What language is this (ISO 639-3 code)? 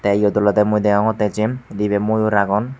ccp